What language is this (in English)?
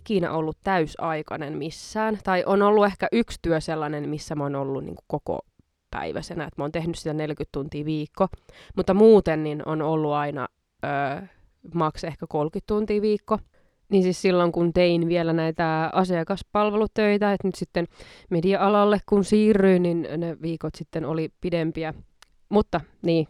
Finnish